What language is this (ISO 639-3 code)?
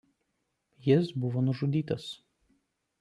lit